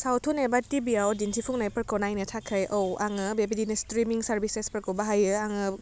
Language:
Bodo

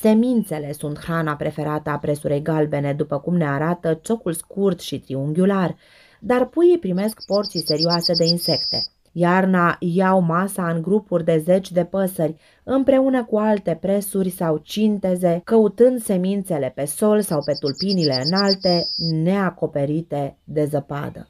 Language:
Romanian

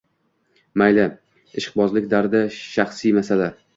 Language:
Uzbek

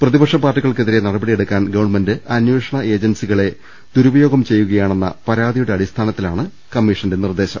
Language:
Malayalam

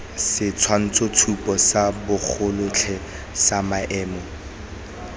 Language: Tswana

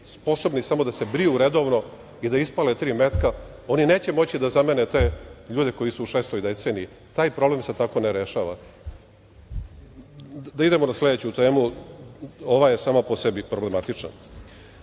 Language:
Serbian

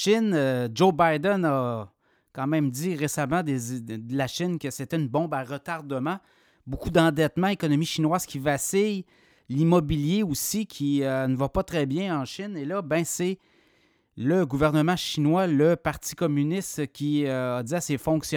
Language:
French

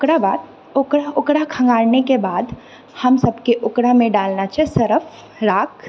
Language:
Maithili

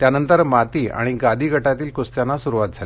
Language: Marathi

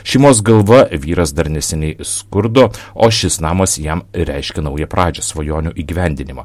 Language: Lithuanian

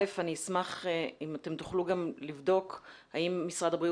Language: Hebrew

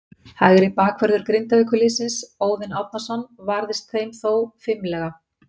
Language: Icelandic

